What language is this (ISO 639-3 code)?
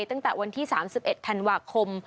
tha